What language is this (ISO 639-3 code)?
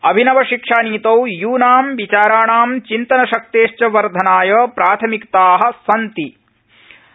san